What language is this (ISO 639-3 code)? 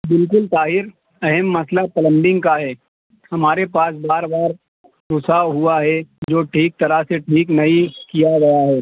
urd